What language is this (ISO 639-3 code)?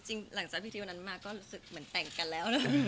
tha